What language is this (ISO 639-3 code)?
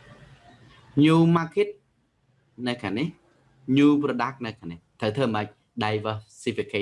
vie